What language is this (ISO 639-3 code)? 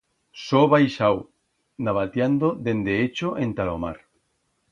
arg